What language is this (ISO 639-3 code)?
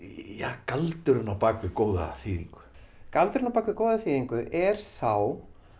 isl